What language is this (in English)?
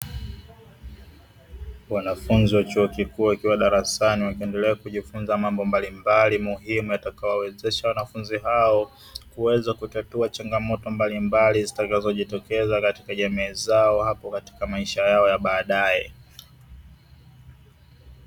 Swahili